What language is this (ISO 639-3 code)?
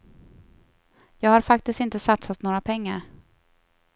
swe